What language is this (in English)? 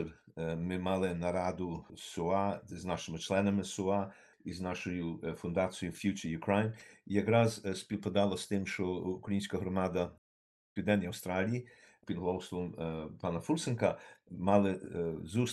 Ukrainian